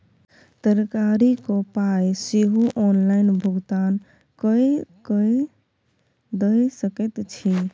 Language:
Maithili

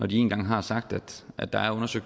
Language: Danish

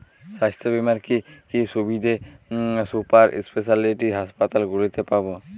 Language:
Bangla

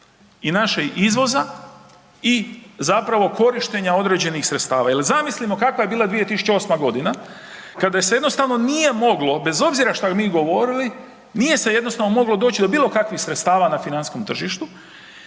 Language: Croatian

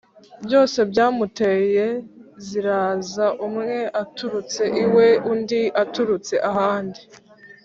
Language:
Kinyarwanda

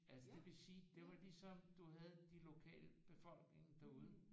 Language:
Danish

